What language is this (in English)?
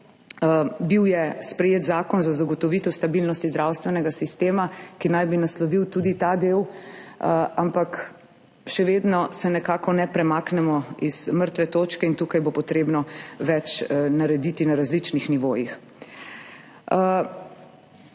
Slovenian